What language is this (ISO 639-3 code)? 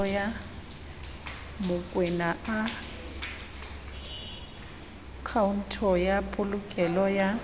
sot